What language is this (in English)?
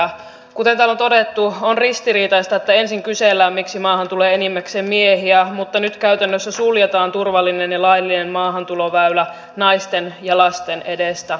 Finnish